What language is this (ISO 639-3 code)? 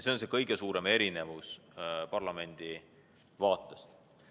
est